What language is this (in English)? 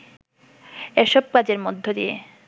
Bangla